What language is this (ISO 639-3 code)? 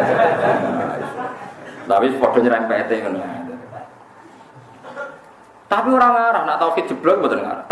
ind